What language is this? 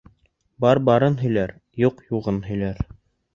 Bashkir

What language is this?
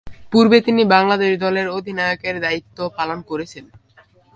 Bangla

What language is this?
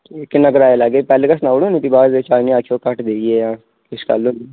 Dogri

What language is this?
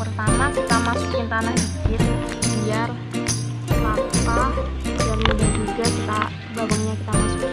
Indonesian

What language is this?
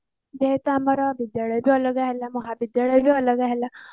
Odia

